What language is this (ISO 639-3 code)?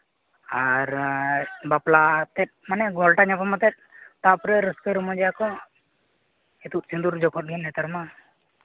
sat